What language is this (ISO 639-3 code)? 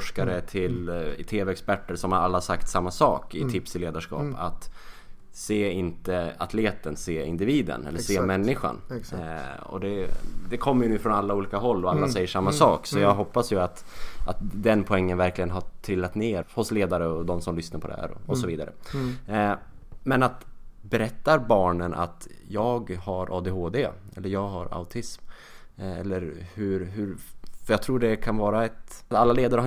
swe